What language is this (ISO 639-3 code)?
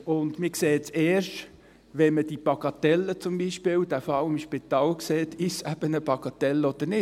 gsw